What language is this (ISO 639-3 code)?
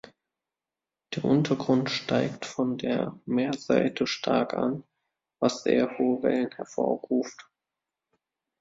deu